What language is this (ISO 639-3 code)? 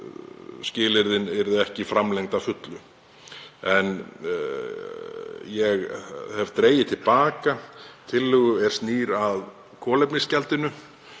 isl